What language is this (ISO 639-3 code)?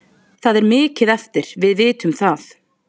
isl